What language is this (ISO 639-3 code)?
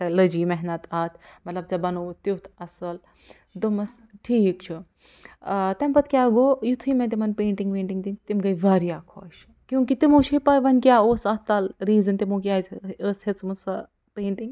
kas